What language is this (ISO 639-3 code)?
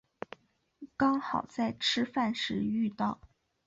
zho